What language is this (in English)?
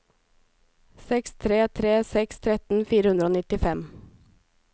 Norwegian